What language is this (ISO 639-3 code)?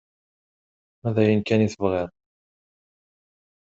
kab